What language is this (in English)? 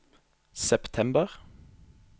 Norwegian